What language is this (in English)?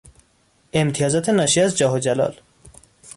Persian